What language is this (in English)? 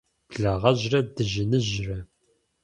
Kabardian